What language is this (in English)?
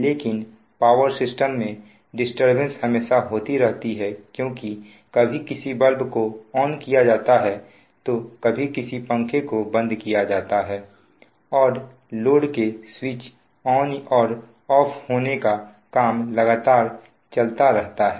Hindi